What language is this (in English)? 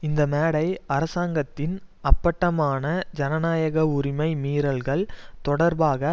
Tamil